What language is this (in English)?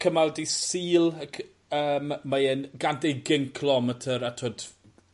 Welsh